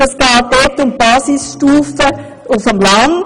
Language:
Swiss German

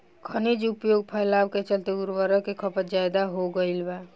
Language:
Bhojpuri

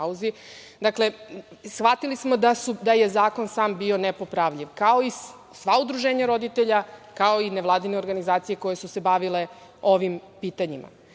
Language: Serbian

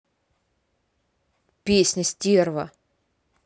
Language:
Russian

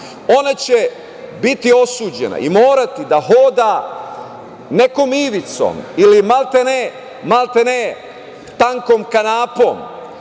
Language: Serbian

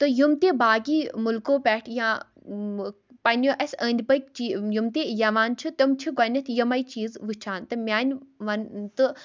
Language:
Kashmiri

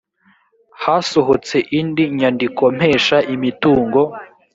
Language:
Kinyarwanda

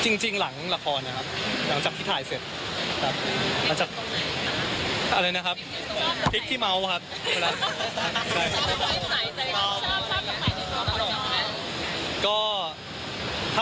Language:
Thai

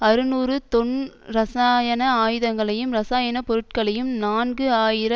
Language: Tamil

